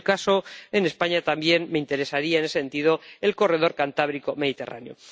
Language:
Spanish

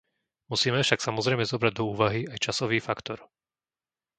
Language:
Slovak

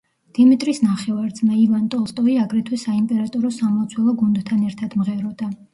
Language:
Georgian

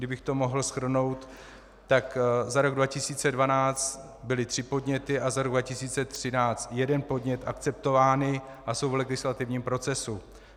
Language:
Czech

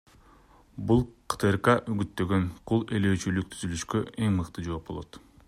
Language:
Kyrgyz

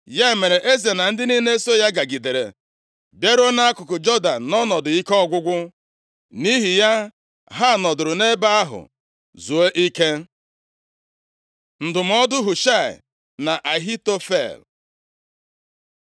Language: Igbo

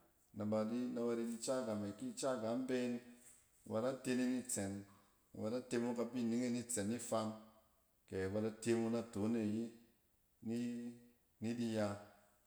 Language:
Cen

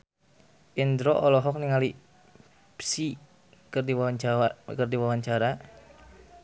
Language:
Sundanese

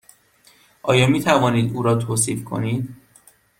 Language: Persian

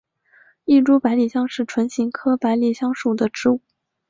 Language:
Chinese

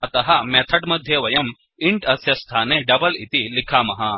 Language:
Sanskrit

